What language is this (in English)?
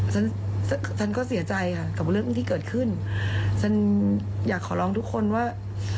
Thai